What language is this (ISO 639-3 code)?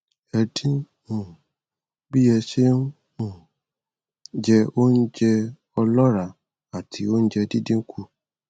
yor